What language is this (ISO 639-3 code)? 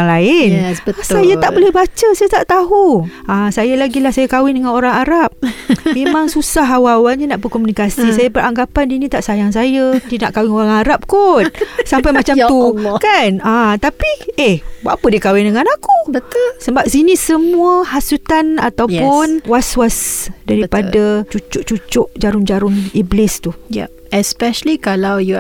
msa